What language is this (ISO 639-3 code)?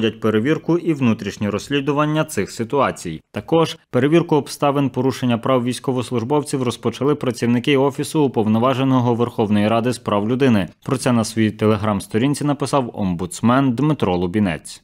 ukr